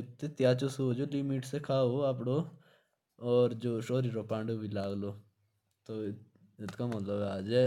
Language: Jaunsari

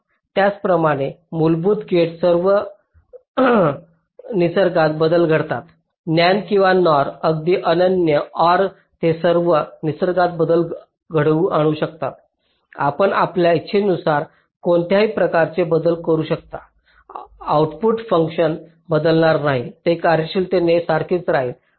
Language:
Marathi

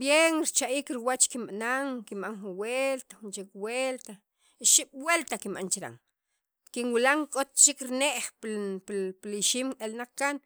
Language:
Sacapulteco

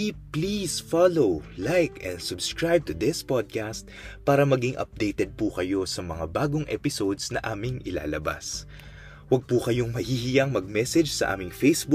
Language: Filipino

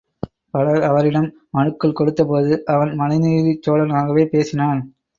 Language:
Tamil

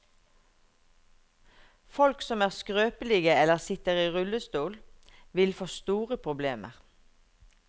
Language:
Norwegian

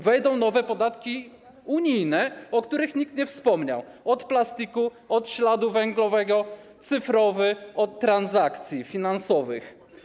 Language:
Polish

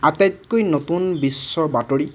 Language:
Assamese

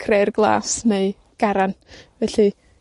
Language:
Welsh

